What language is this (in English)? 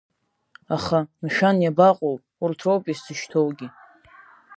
Abkhazian